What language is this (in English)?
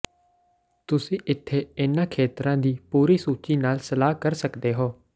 Punjabi